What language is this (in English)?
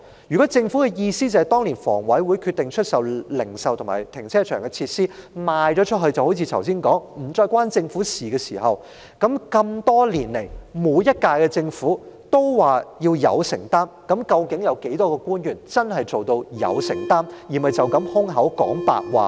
Cantonese